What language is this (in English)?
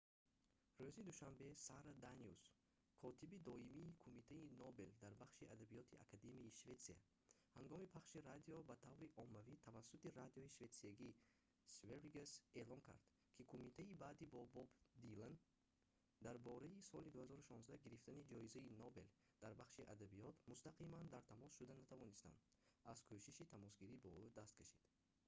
Tajik